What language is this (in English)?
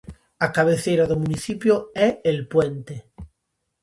Galician